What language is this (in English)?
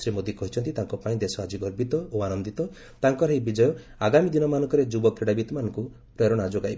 Odia